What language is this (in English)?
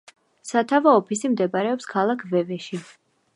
Georgian